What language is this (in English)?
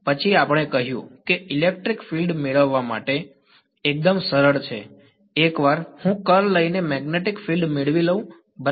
Gujarati